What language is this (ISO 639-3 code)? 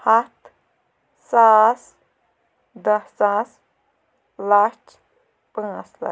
kas